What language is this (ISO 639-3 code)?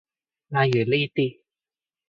yue